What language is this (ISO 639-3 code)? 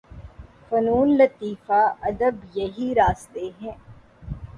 urd